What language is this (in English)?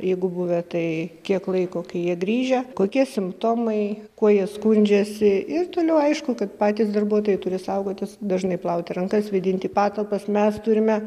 Lithuanian